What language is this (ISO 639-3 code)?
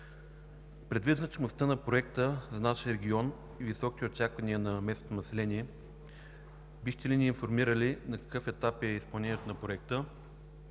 bul